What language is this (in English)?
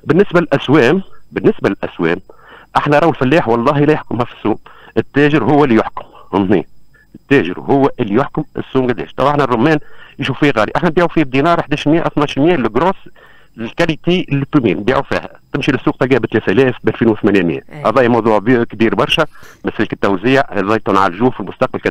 Arabic